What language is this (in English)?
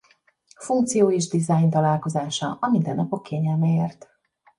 Hungarian